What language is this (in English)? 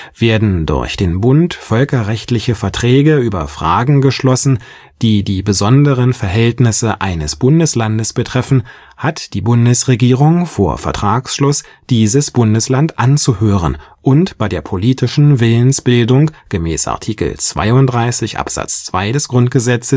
German